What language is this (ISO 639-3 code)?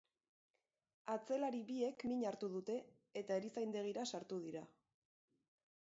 eus